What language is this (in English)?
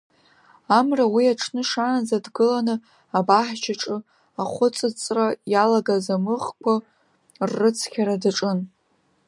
Abkhazian